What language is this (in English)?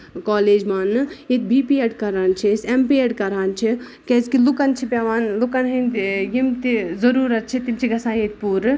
Kashmiri